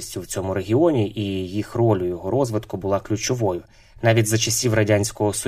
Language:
Ukrainian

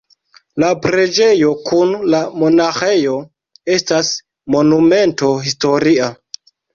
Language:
Esperanto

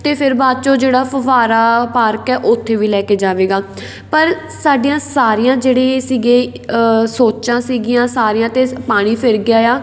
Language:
Punjabi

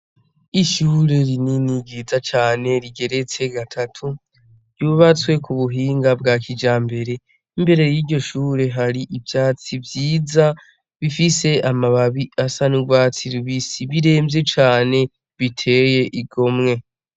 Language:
Rundi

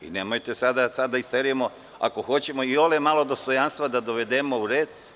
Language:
Serbian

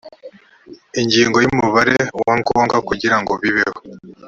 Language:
Kinyarwanda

